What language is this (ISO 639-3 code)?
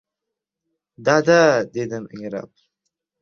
uzb